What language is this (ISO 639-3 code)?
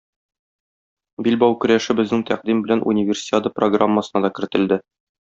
tat